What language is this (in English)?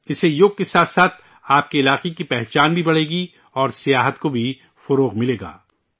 Urdu